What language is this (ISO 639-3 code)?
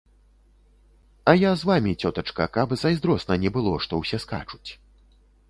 bel